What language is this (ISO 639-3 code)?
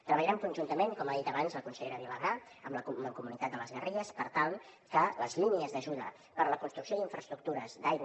cat